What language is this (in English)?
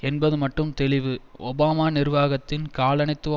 Tamil